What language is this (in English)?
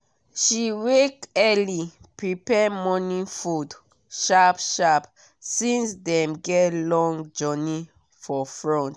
Nigerian Pidgin